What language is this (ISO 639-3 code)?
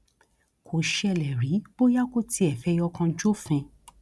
yor